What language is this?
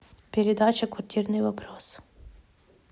Russian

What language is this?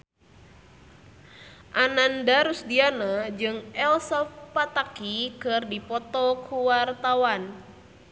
Sundanese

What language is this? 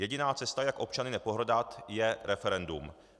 Czech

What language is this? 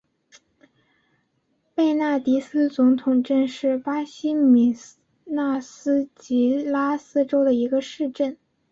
Chinese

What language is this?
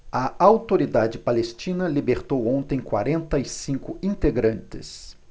Portuguese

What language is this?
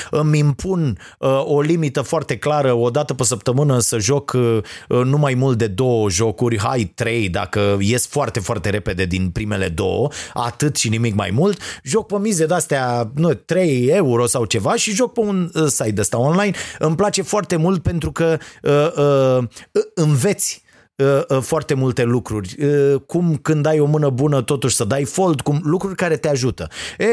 Romanian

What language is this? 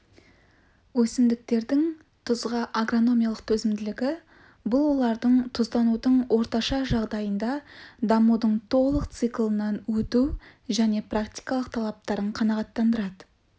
Kazakh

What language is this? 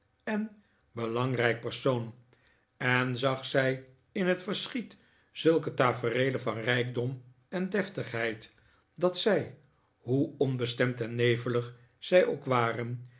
Dutch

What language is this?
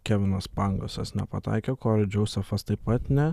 Lithuanian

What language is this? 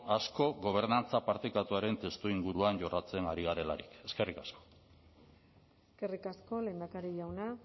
Basque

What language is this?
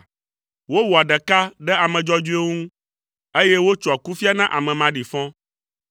Ewe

